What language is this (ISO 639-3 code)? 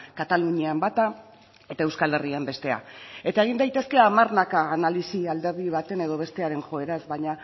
eus